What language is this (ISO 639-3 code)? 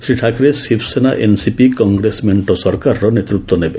ori